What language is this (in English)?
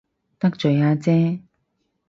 Cantonese